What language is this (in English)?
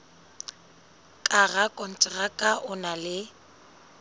Southern Sotho